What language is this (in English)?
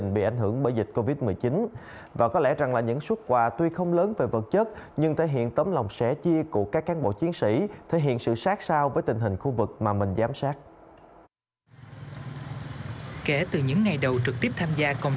Vietnamese